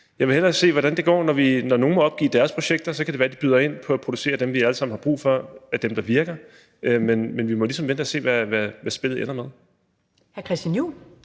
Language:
Danish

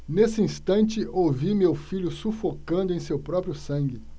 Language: Portuguese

